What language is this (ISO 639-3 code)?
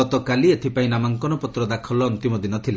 ori